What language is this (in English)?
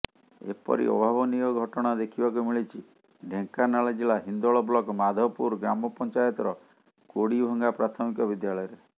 Odia